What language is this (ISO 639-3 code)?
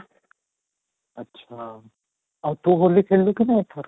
ori